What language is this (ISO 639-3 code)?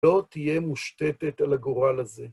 heb